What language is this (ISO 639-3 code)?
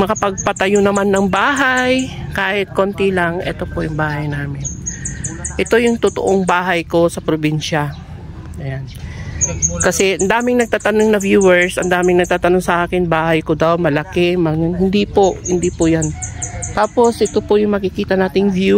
fil